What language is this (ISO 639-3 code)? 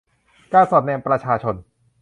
tha